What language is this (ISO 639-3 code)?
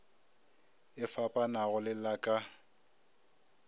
nso